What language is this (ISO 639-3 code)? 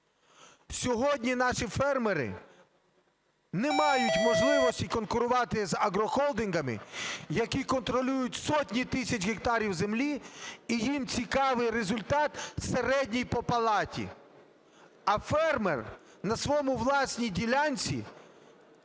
ukr